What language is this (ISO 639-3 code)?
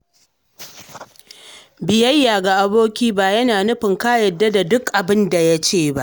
hau